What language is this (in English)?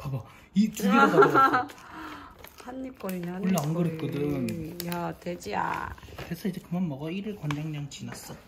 Korean